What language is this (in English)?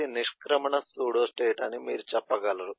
Telugu